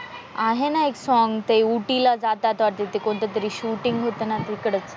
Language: Marathi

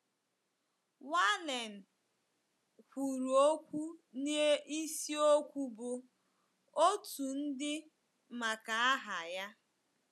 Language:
Igbo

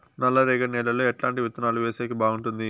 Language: Telugu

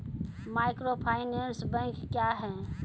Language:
Maithili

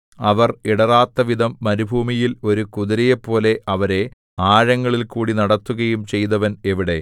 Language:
Malayalam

